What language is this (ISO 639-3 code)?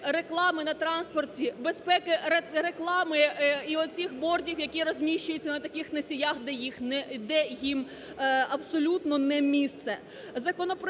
ukr